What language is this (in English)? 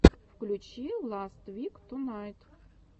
Russian